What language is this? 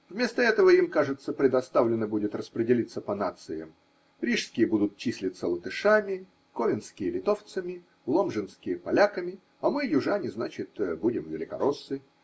Russian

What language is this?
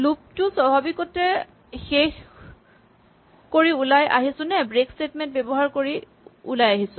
Assamese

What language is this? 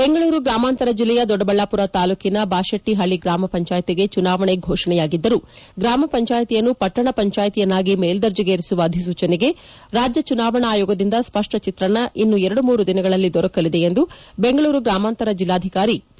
Kannada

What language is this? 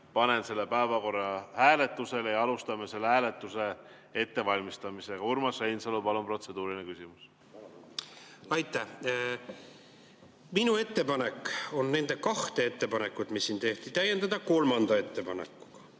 Estonian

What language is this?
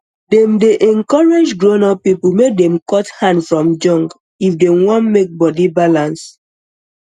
Nigerian Pidgin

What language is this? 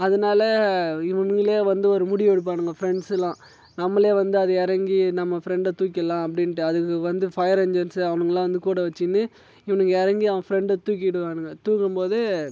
Tamil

